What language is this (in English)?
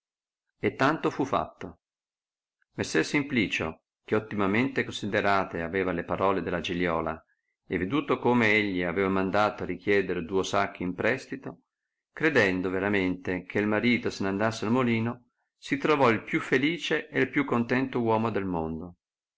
Italian